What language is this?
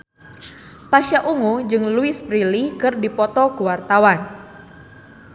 Sundanese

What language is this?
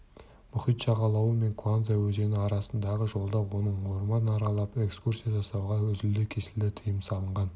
Kazakh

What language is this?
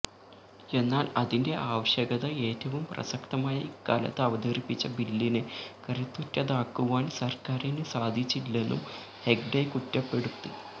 Malayalam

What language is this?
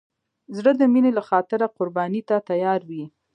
Pashto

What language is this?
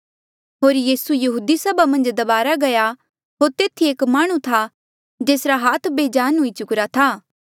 Mandeali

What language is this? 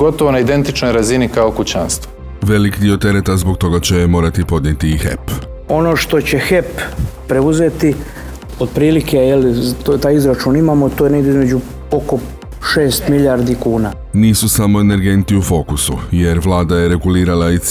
Croatian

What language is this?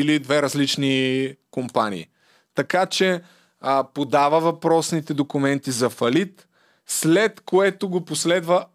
Bulgarian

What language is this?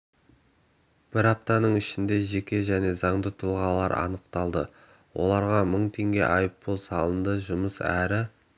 Kazakh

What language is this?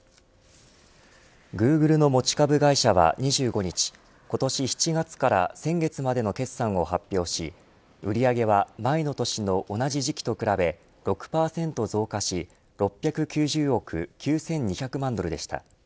Japanese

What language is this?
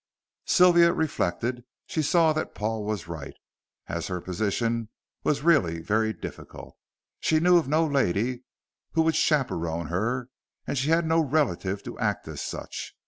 English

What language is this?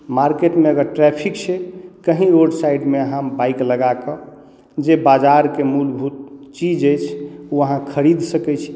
Maithili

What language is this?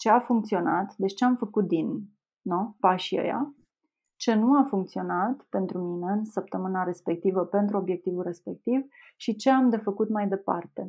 Romanian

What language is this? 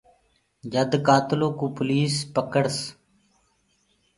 Gurgula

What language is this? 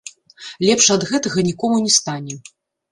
Belarusian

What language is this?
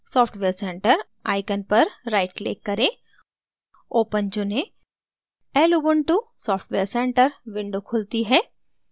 Hindi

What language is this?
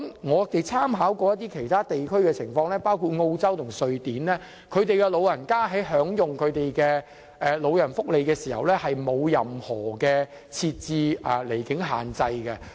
Cantonese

